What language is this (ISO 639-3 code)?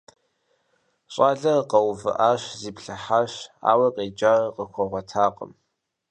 kbd